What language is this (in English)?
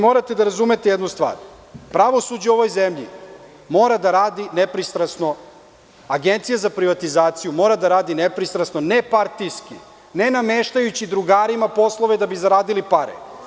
Serbian